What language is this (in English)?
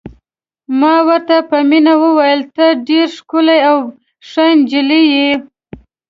Pashto